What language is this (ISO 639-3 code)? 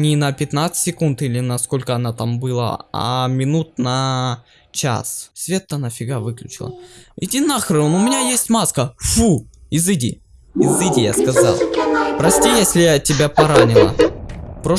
rus